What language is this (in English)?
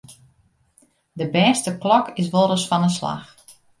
Western Frisian